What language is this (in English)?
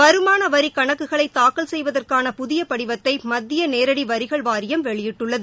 Tamil